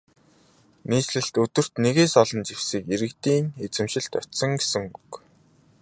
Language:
Mongolian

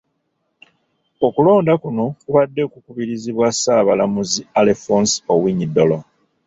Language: Ganda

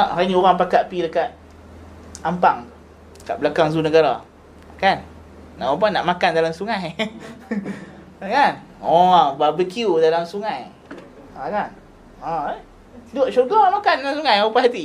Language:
Malay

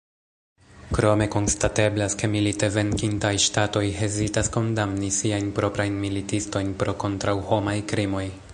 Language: Esperanto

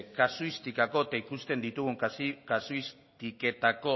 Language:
Basque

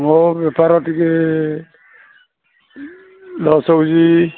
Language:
Odia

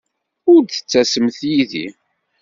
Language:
Kabyle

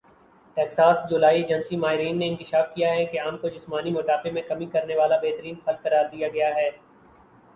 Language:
Urdu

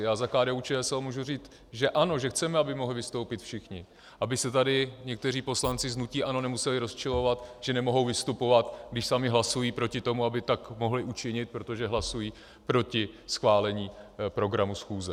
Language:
Czech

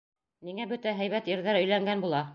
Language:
Bashkir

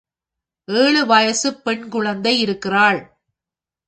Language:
Tamil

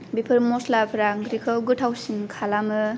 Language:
Bodo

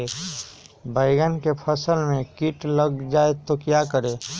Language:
Magahi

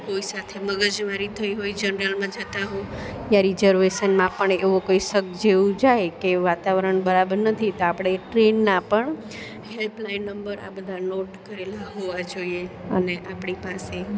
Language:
Gujarati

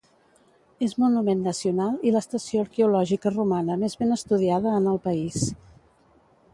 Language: Catalan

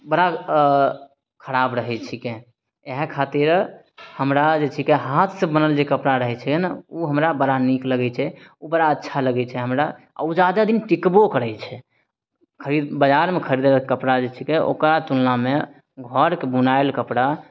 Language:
Maithili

